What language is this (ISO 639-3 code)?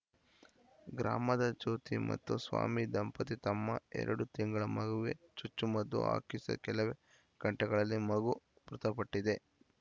kan